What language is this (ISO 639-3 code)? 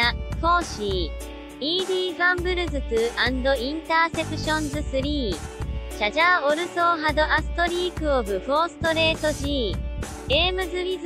jpn